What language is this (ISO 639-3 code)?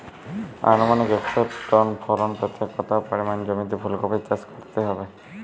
ben